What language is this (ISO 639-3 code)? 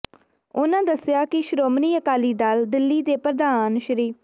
pan